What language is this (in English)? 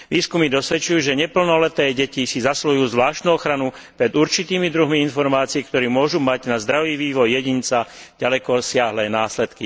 Slovak